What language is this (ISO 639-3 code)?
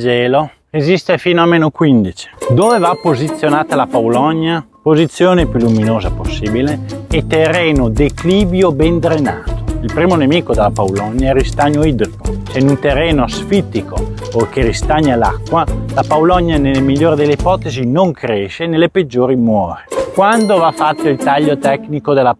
ita